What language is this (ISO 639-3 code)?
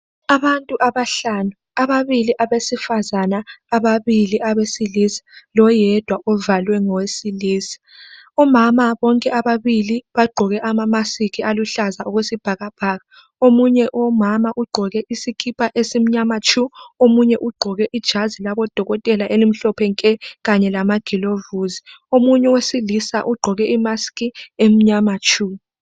nde